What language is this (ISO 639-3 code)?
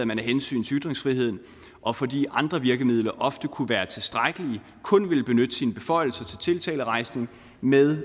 dan